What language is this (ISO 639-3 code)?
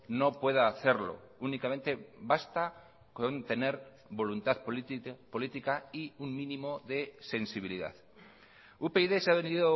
spa